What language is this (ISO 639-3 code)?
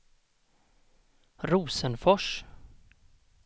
swe